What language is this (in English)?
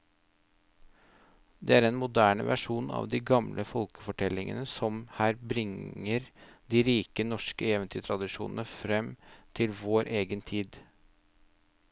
Norwegian